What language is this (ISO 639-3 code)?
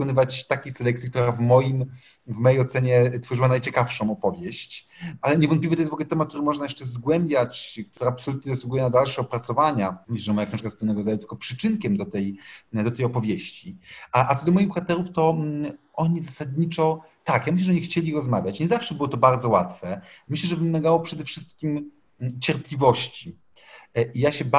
pol